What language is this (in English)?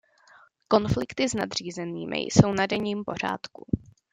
Czech